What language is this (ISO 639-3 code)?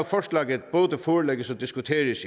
dan